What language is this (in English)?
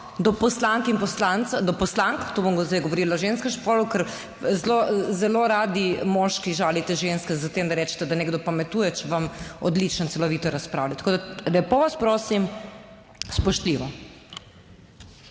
Slovenian